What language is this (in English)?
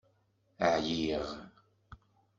Kabyle